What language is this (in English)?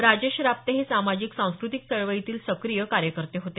Marathi